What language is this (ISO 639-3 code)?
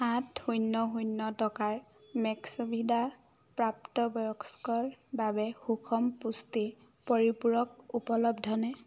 asm